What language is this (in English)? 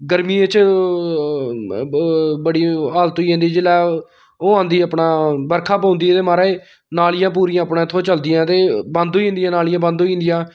Dogri